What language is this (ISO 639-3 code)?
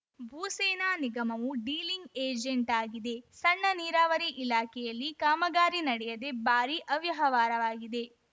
kan